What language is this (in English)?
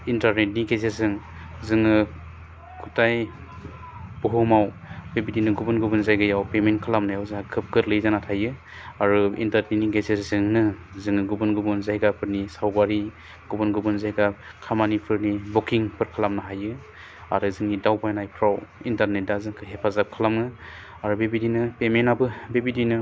Bodo